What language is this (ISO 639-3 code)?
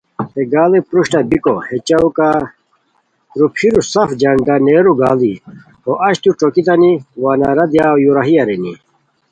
khw